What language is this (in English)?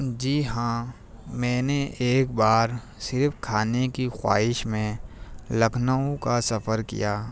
Urdu